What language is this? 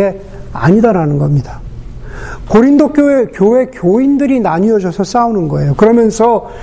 Korean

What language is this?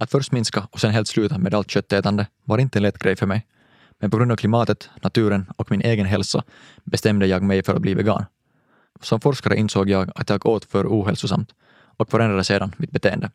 Swedish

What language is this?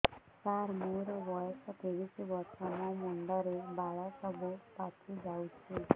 Odia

